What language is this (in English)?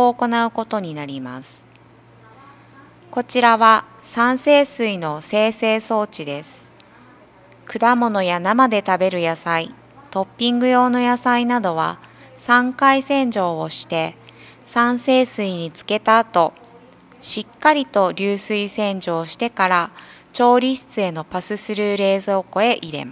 Japanese